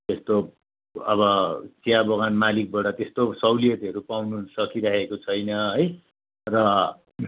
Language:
Nepali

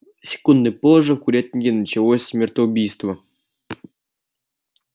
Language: Russian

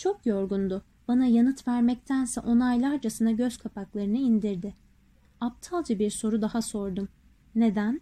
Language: Turkish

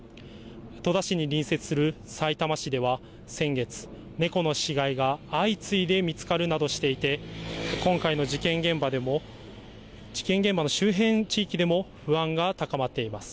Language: Japanese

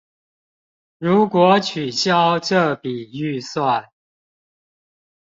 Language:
Chinese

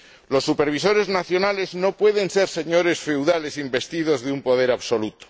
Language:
Spanish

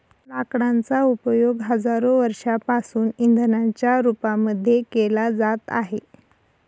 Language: Marathi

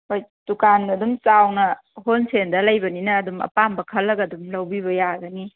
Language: Manipuri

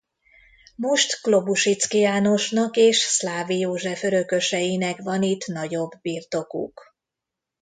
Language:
Hungarian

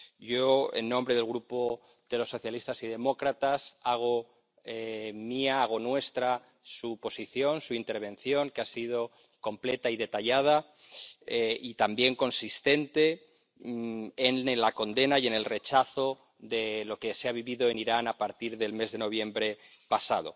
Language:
Spanish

